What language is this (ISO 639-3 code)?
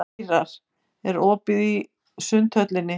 isl